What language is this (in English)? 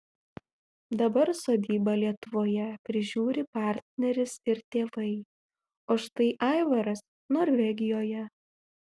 Lithuanian